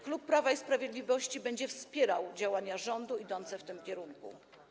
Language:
Polish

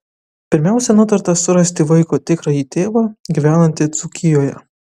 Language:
Lithuanian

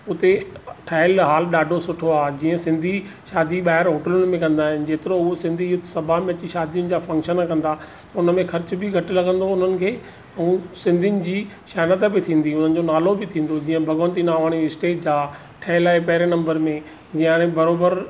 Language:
Sindhi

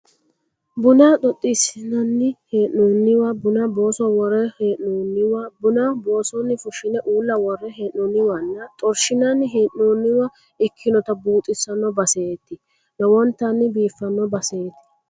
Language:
Sidamo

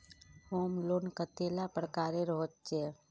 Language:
Magahi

